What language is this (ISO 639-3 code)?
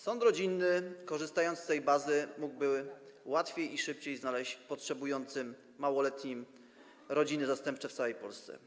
pol